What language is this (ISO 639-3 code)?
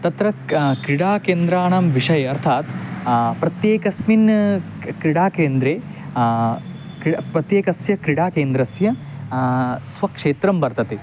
san